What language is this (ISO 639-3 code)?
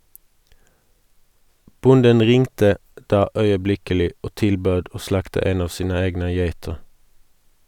nor